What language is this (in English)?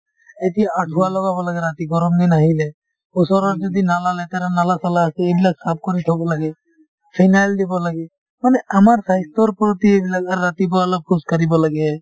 Assamese